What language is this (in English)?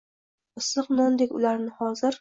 Uzbek